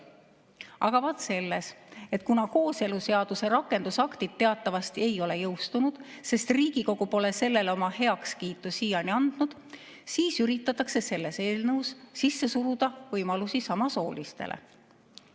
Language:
Estonian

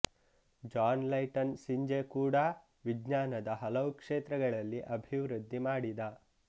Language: Kannada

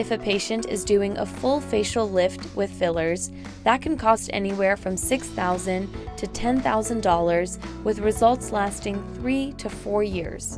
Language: English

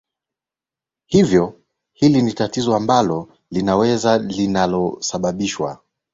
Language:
Swahili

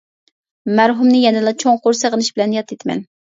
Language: Uyghur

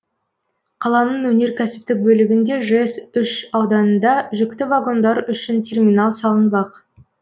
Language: Kazakh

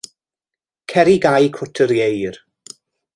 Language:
Welsh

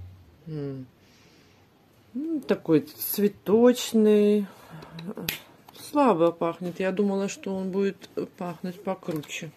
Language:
Russian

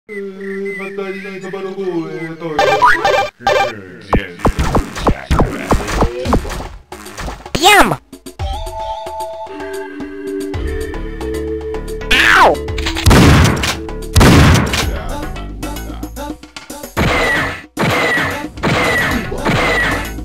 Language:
Korean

